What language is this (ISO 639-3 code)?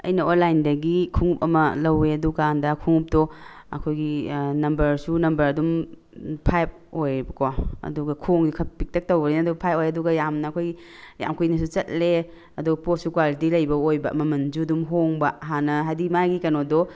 mni